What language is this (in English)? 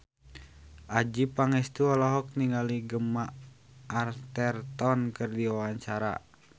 Sundanese